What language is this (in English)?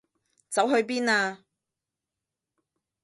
Cantonese